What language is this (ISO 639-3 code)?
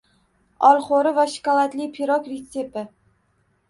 uzb